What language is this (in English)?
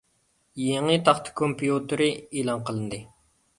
Uyghur